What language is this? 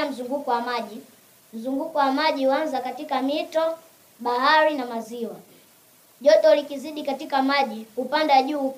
Swahili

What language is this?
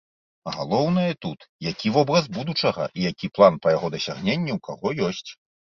Belarusian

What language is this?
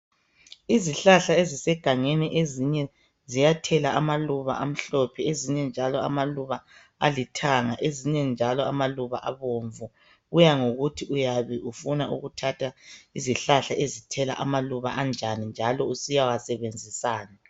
North Ndebele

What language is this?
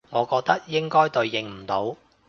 Cantonese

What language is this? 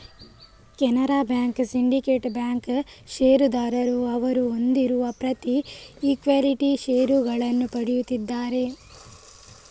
Kannada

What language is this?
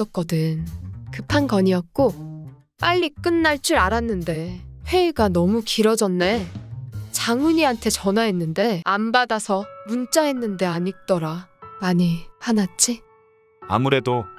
Korean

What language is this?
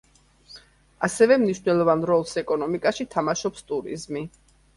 Georgian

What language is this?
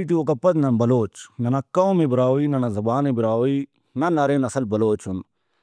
Brahui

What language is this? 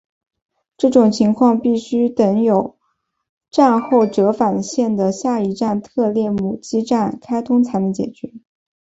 Chinese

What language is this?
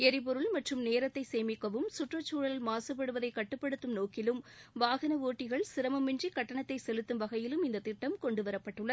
Tamil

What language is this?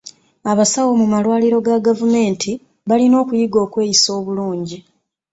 Ganda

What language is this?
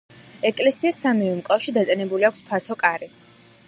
Georgian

